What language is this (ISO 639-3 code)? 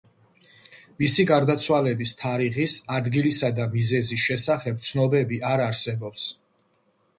kat